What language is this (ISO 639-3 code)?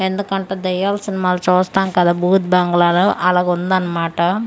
tel